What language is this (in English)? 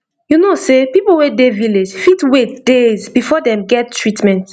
Nigerian Pidgin